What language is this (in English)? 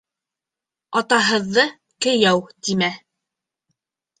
Bashkir